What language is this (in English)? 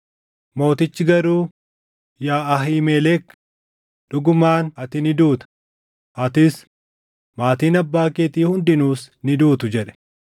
Oromo